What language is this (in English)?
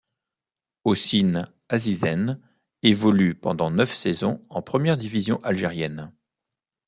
French